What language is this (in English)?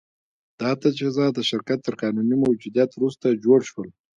Pashto